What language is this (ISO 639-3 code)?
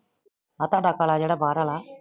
pan